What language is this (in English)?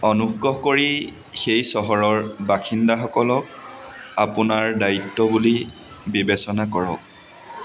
Assamese